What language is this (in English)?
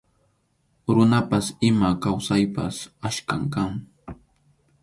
Arequipa-La Unión Quechua